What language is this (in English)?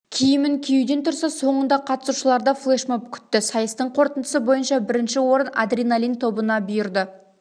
Kazakh